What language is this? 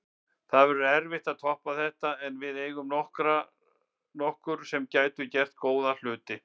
Icelandic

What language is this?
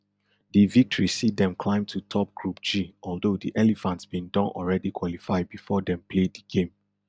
Nigerian Pidgin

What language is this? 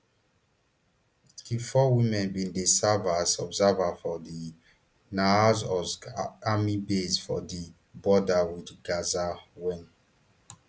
Nigerian Pidgin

